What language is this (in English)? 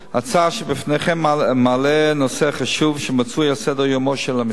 Hebrew